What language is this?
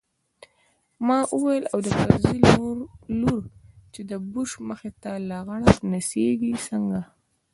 Pashto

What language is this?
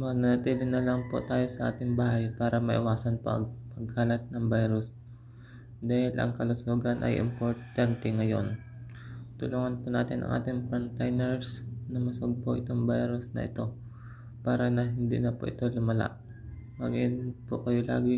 Filipino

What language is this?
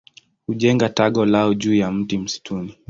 Swahili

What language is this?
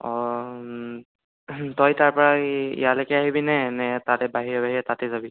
Assamese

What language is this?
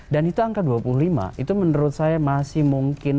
Indonesian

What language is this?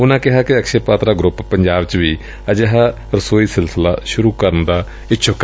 Punjabi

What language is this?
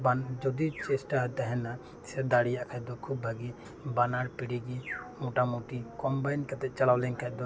Santali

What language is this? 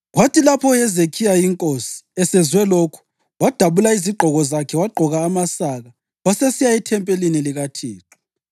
North Ndebele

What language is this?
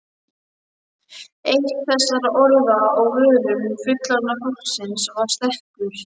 Icelandic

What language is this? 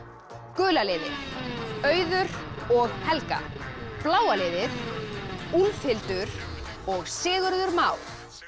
Icelandic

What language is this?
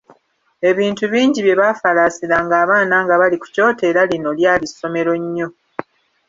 Ganda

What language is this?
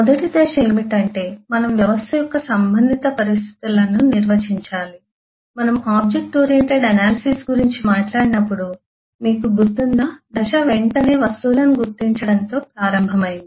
Telugu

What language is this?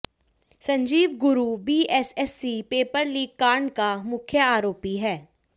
Hindi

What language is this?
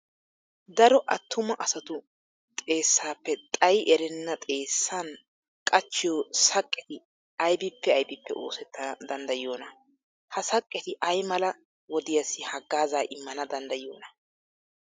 Wolaytta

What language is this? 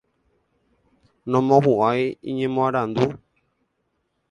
Guarani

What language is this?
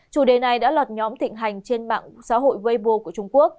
Vietnamese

